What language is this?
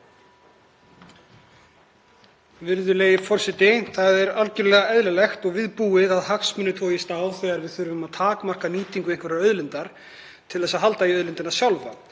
Icelandic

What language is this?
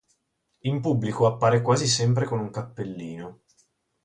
Italian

